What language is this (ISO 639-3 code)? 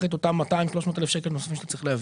heb